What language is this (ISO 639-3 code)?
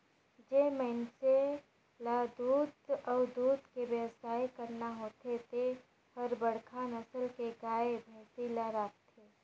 hne